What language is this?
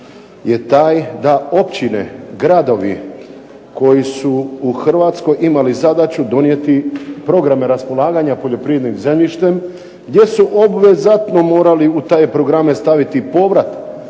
Croatian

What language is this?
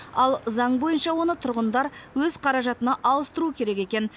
Kazakh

